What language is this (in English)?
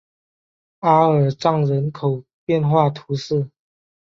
Chinese